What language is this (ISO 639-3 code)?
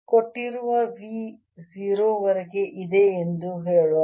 kan